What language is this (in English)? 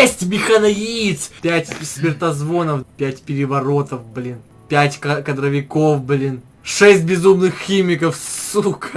Russian